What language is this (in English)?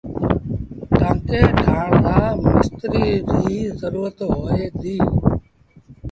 Sindhi Bhil